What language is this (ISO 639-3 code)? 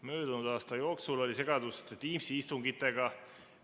est